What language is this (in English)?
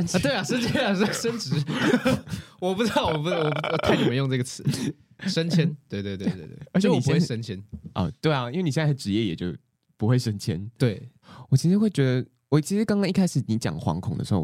Chinese